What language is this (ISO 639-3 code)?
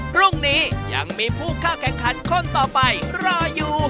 tha